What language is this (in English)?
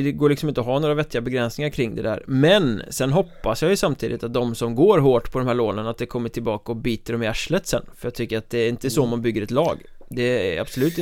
Swedish